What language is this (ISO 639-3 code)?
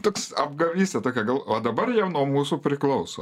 lit